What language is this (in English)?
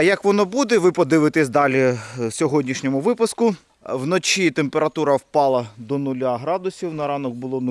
Ukrainian